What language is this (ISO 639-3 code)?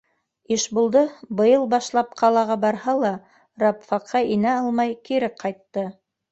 bak